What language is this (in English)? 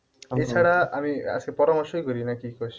Bangla